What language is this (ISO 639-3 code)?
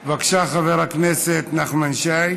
heb